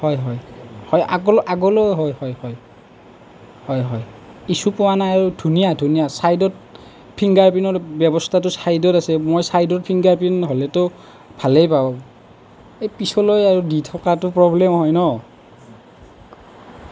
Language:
Assamese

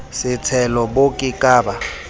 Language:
Southern Sotho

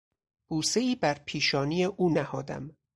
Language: Persian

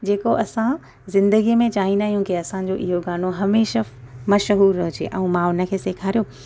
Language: Sindhi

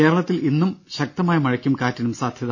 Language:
Malayalam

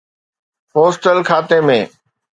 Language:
Sindhi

